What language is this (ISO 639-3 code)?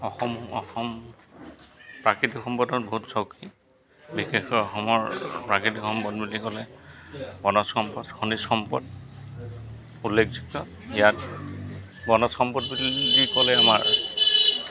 asm